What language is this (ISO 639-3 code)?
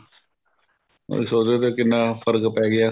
pan